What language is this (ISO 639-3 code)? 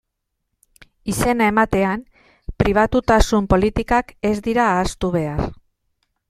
eus